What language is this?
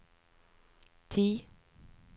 Norwegian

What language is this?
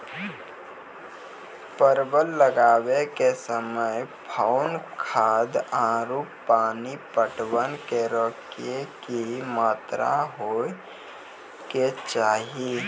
Maithili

